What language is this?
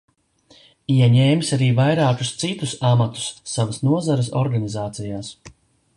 Latvian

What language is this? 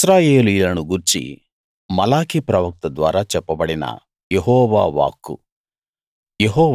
Telugu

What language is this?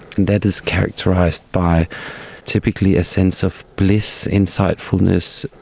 English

